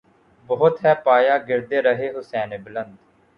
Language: Urdu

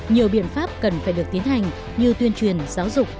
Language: Vietnamese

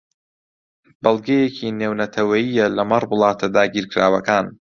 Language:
Central Kurdish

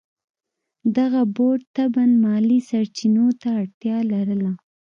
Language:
Pashto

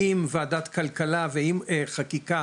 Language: Hebrew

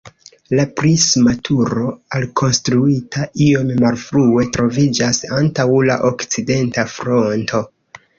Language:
Esperanto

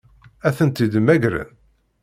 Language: Kabyle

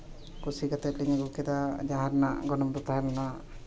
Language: Santali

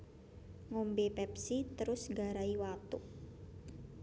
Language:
Javanese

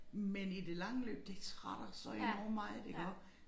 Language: Danish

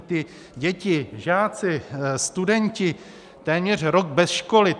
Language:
Czech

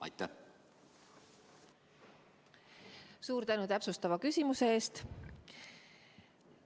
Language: Estonian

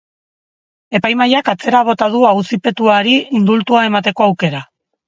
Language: Basque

